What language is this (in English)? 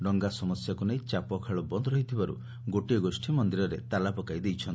Odia